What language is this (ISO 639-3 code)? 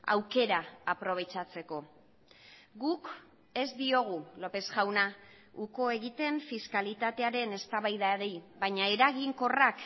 eus